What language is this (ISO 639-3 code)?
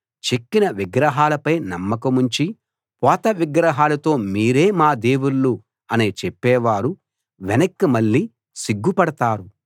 tel